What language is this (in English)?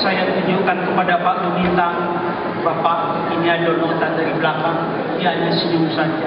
Indonesian